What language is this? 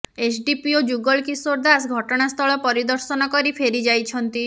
Odia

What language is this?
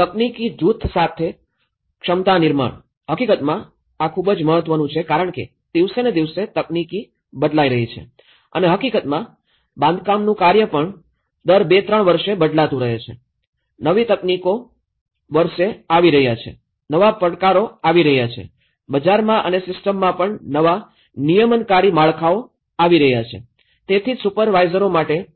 Gujarati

